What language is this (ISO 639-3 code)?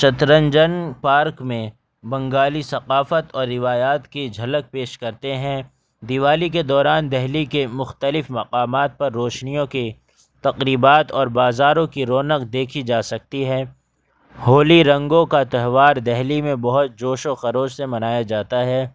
urd